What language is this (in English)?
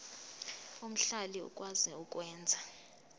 Zulu